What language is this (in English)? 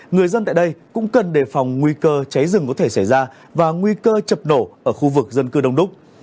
Vietnamese